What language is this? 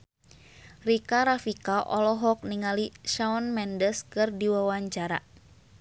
Sundanese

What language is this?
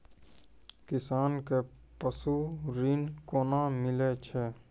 Maithili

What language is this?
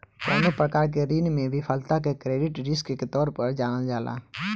Bhojpuri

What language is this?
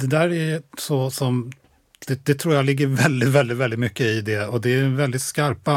Swedish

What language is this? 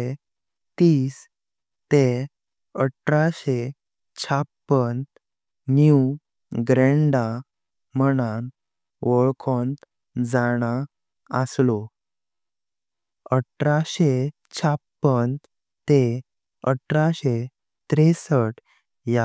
Konkani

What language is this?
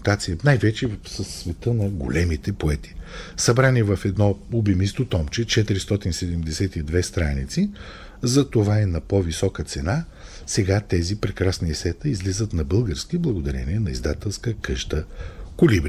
Bulgarian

